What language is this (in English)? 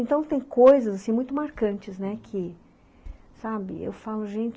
Portuguese